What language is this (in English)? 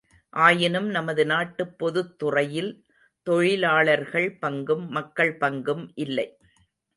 Tamil